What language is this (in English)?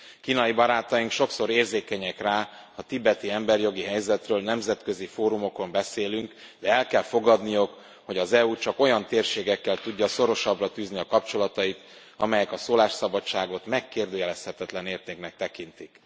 Hungarian